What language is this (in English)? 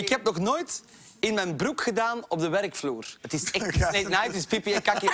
Dutch